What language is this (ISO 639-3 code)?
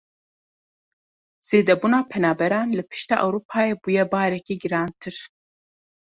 kur